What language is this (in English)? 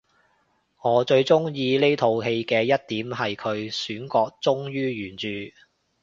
Cantonese